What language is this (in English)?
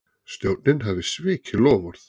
Icelandic